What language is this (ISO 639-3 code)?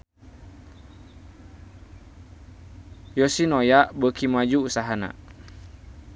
sun